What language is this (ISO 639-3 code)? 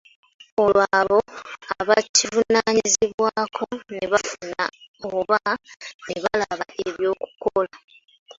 lug